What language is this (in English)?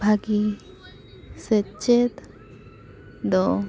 Santali